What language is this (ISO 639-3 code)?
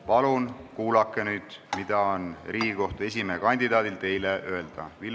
est